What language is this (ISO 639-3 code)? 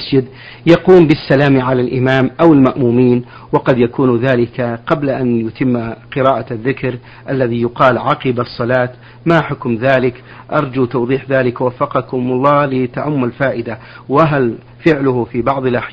ara